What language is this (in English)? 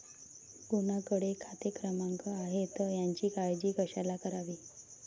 Marathi